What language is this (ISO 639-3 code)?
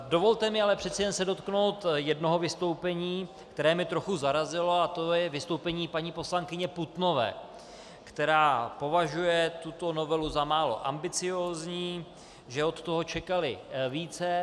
ces